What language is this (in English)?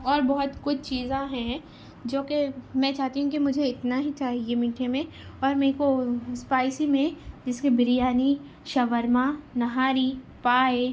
Urdu